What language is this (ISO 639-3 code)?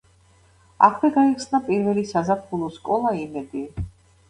kat